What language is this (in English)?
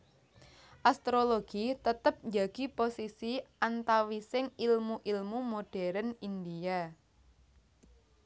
Javanese